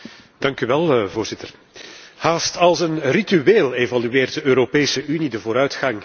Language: Dutch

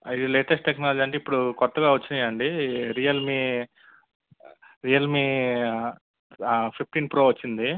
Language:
Telugu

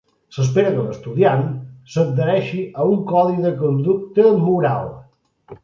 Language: Catalan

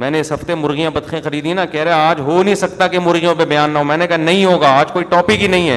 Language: Urdu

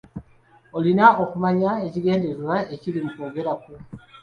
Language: Ganda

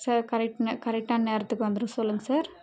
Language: Tamil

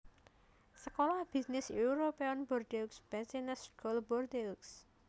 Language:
Javanese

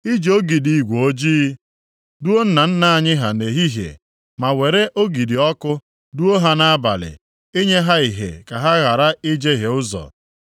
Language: Igbo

